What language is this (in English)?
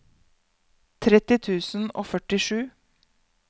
Norwegian